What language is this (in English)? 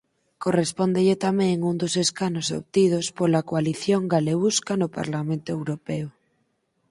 Galician